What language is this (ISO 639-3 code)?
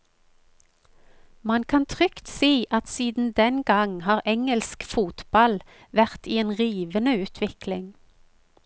nor